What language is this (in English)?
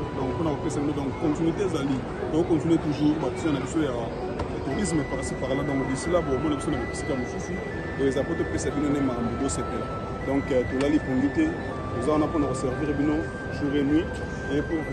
French